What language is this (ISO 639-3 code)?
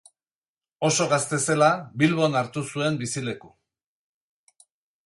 eus